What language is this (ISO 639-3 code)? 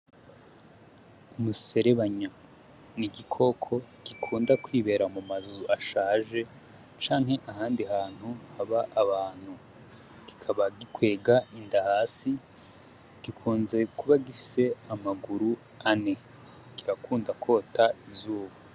run